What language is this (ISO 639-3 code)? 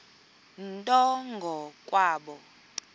xho